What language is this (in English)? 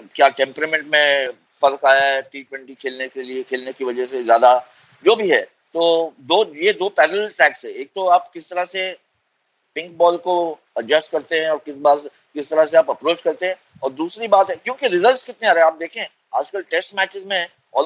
Hindi